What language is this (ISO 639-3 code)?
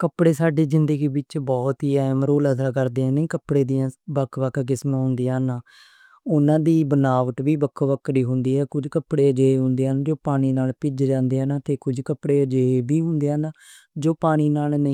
lah